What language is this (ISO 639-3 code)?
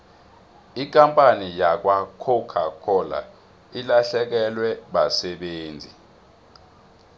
nbl